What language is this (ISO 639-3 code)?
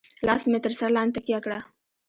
pus